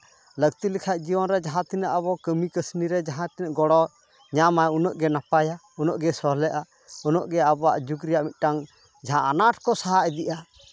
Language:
Santali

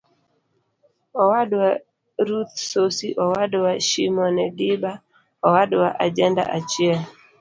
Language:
Luo (Kenya and Tanzania)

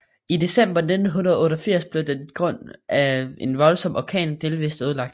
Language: Danish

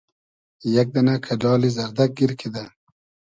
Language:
Hazaragi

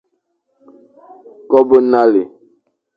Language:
Fang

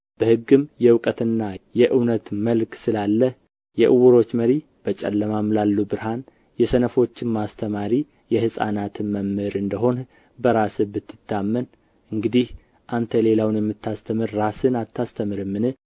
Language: Amharic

